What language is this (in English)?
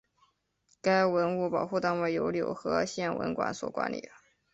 Chinese